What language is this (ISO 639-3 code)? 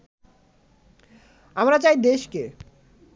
ben